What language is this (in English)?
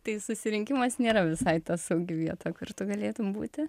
Lithuanian